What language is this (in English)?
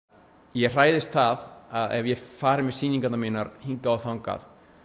Icelandic